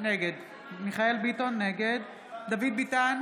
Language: Hebrew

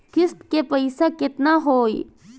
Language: Bhojpuri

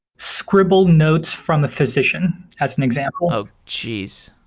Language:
English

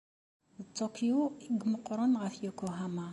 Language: Kabyle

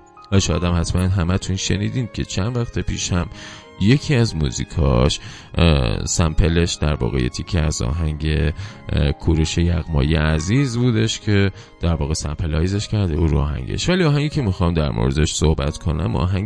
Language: Persian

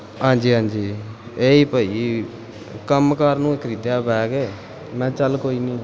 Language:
Punjabi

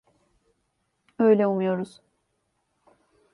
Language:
Turkish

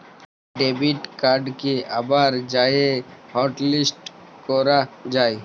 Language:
Bangla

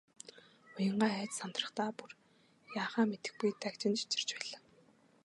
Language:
Mongolian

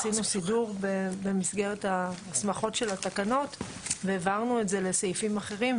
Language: Hebrew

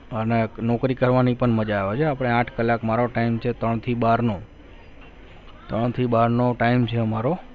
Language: Gujarati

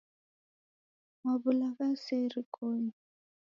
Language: Taita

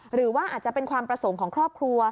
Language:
Thai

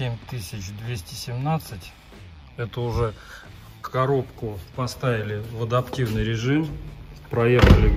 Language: Russian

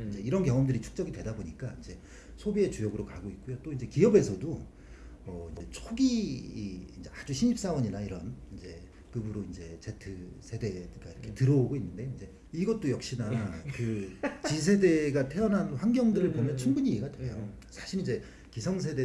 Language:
Korean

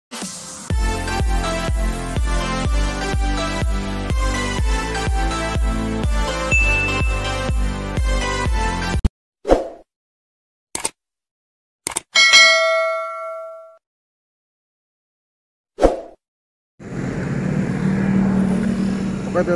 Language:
Indonesian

